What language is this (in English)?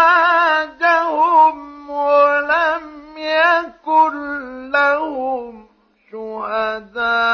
Arabic